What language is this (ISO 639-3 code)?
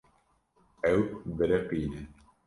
kur